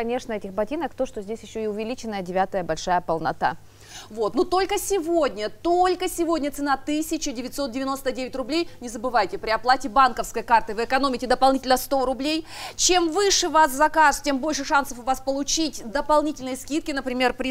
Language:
Russian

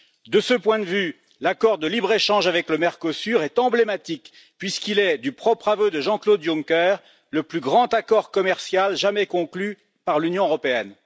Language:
French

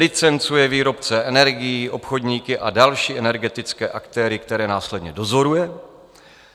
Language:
Czech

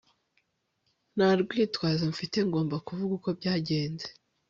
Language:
Kinyarwanda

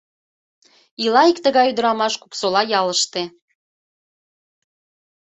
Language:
Mari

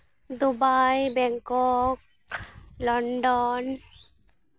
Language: Santali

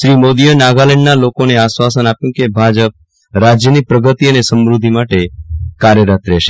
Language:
Gujarati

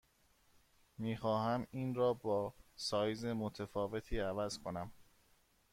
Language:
Persian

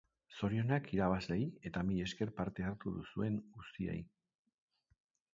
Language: Basque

